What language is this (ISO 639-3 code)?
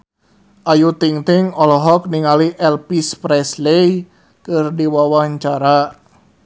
sun